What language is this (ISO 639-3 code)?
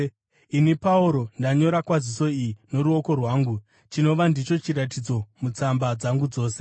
sna